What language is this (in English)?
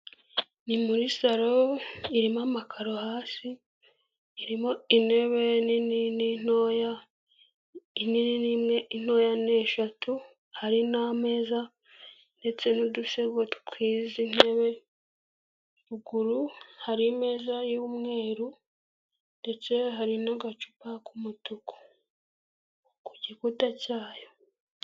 Kinyarwanda